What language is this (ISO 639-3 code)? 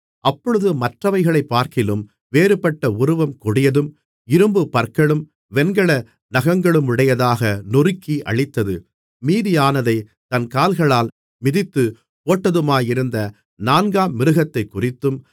tam